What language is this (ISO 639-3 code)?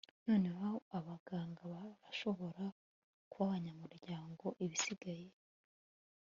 kin